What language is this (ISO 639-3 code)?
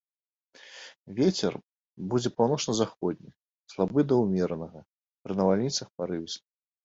bel